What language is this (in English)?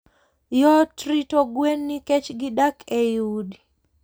Luo (Kenya and Tanzania)